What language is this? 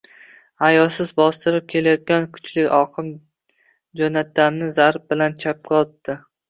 Uzbek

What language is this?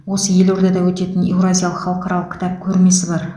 Kazakh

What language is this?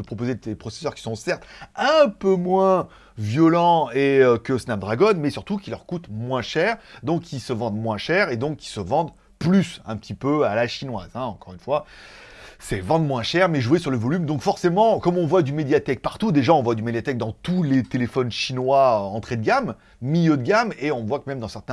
French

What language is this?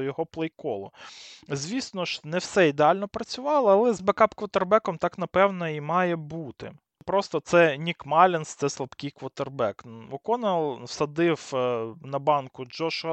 Ukrainian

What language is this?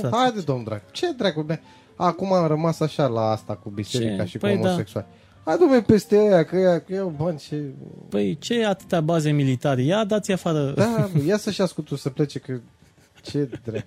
Romanian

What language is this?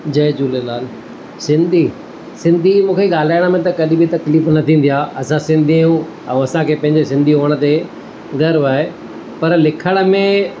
Sindhi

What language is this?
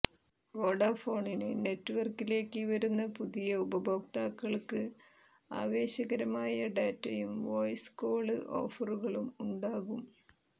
Malayalam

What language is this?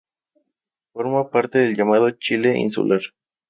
Spanish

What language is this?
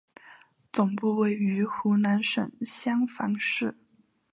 Chinese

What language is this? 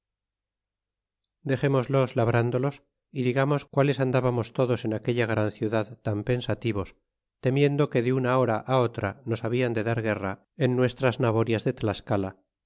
Spanish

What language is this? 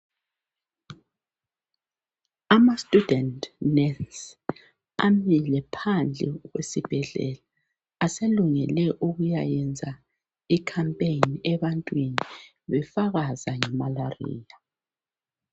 North Ndebele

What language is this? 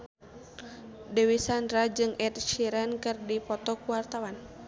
Sundanese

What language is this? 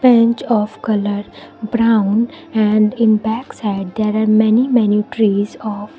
English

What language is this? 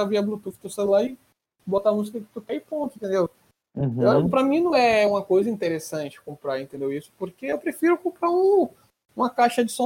Portuguese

